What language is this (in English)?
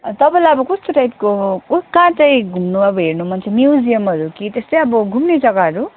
Nepali